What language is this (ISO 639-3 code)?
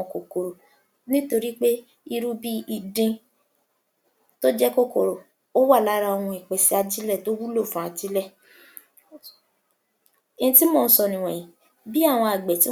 yor